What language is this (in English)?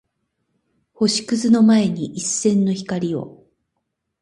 Japanese